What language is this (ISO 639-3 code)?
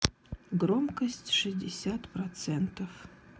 rus